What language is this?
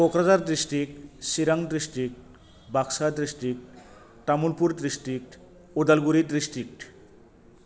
Bodo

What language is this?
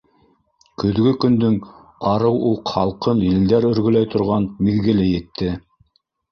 Bashkir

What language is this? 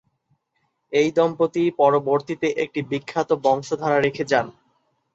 Bangla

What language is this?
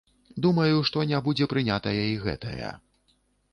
Belarusian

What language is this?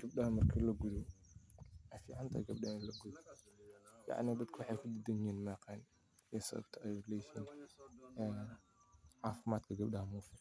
Somali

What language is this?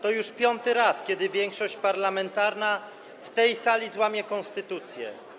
Polish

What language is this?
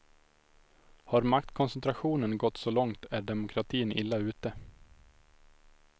Swedish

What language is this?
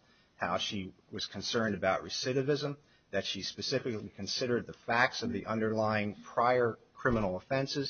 English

